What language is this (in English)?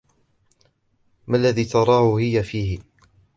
Arabic